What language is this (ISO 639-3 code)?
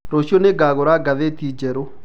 kik